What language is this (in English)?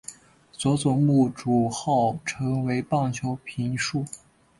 Chinese